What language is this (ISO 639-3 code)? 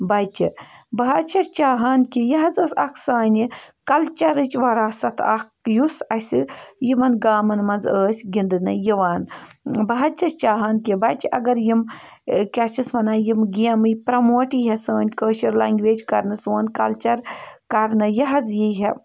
kas